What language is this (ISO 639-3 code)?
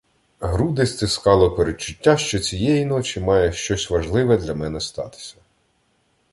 ukr